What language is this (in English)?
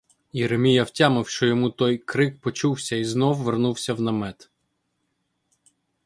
Ukrainian